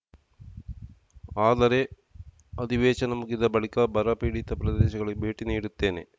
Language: Kannada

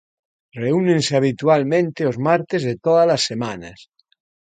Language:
Galician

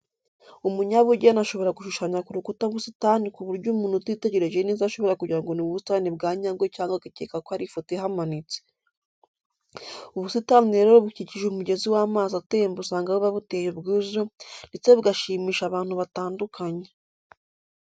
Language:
Kinyarwanda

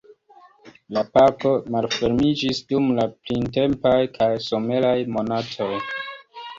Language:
Esperanto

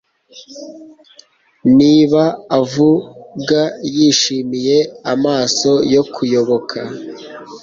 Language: Kinyarwanda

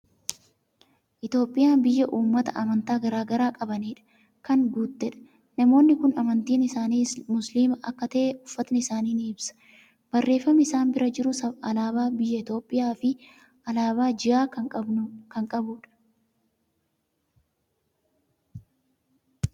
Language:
Oromo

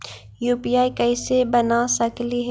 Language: Magahi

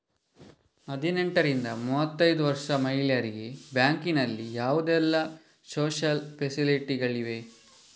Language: Kannada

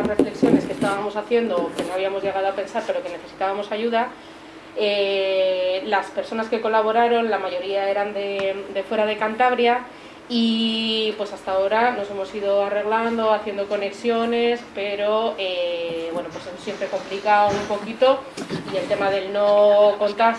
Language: Spanish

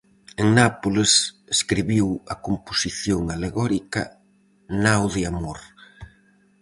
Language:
Galician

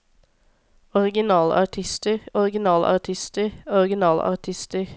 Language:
Norwegian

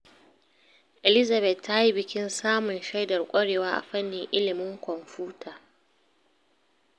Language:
Hausa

